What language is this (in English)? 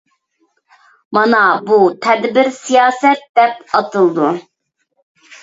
Uyghur